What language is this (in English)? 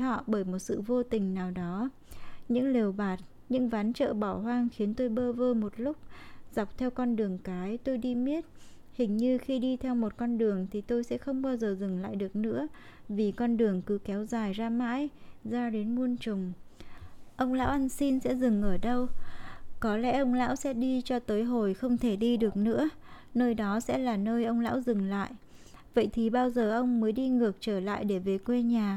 Vietnamese